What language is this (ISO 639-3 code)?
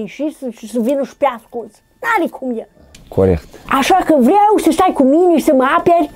ron